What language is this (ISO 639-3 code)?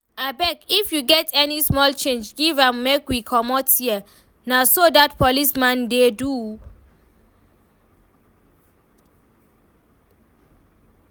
pcm